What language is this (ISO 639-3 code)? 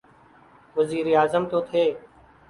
urd